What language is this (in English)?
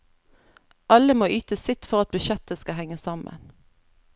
Norwegian